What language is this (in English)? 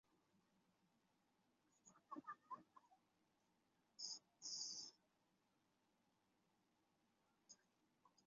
Chinese